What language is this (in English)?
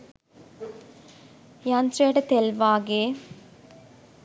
Sinhala